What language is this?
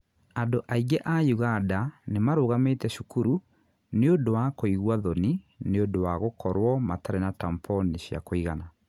Kikuyu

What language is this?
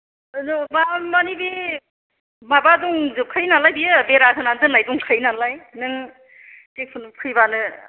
Bodo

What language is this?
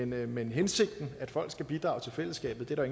Danish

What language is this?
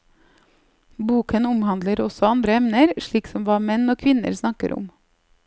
Norwegian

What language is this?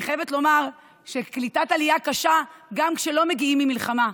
Hebrew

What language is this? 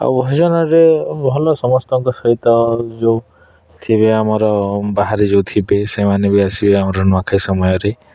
Odia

